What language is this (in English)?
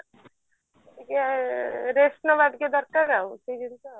Odia